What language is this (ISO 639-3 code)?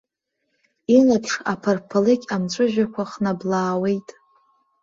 abk